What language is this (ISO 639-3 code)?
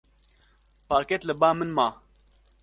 kur